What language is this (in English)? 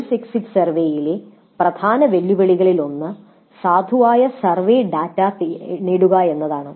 Malayalam